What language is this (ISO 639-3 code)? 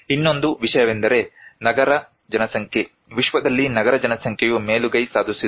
kan